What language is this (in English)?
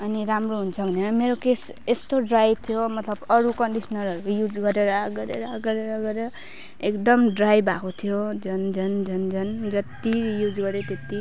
Nepali